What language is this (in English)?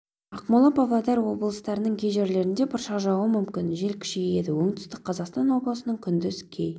Kazakh